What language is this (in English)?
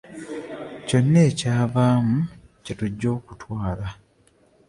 Ganda